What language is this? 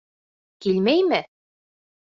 Bashkir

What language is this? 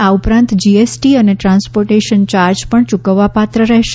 Gujarati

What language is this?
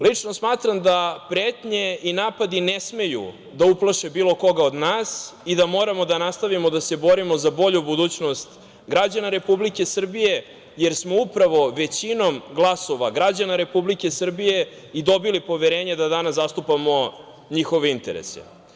Serbian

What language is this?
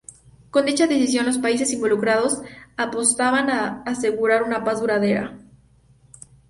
Spanish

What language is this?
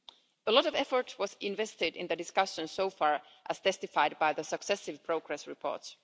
English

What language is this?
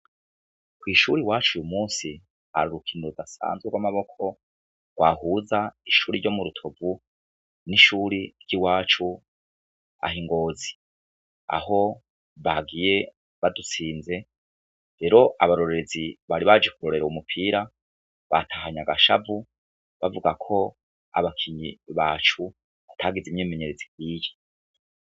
Rundi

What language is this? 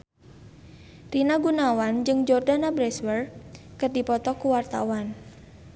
Sundanese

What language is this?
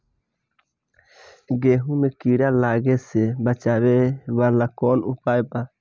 Bhojpuri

